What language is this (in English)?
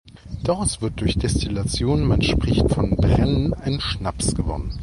German